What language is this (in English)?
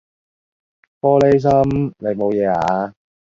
Cantonese